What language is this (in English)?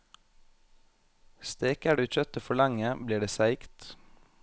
Norwegian